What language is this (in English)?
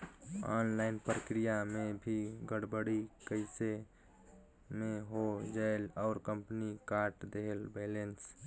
Chhattisgarhi